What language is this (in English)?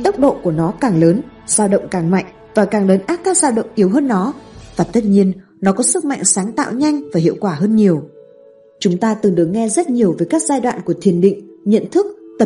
Vietnamese